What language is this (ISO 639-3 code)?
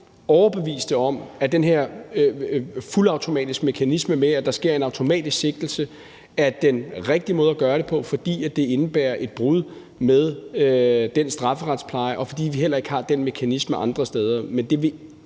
dan